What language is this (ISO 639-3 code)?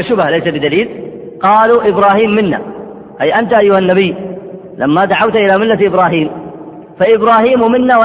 ara